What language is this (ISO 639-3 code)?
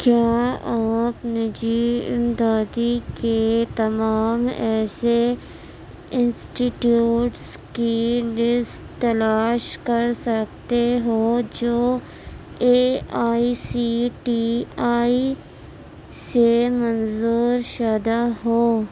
urd